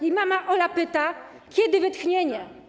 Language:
Polish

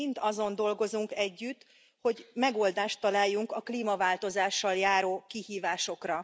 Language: Hungarian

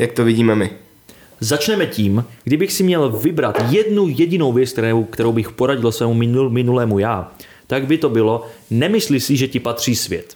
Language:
Czech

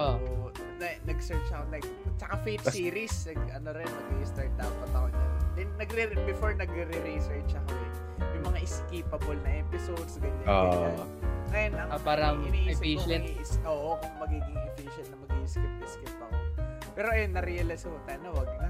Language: Filipino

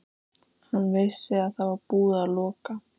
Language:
Icelandic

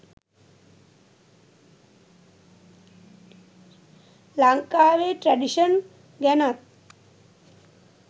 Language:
Sinhala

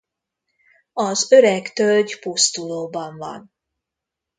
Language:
Hungarian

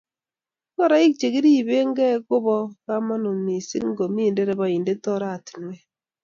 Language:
Kalenjin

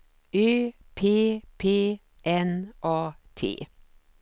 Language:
Swedish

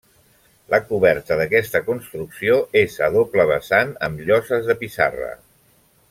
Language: Catalan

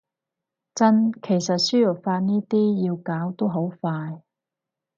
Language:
Cantonese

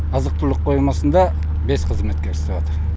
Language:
Kazakh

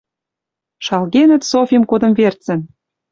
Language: Western Mari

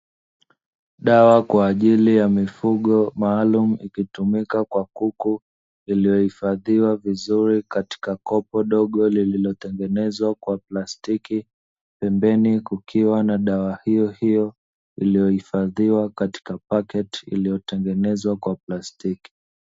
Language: Swahili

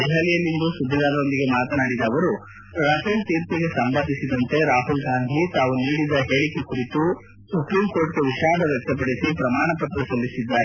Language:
Kannada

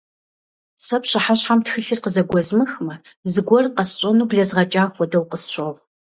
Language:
Kabardian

